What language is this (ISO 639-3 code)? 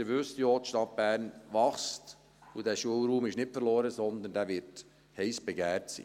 gsw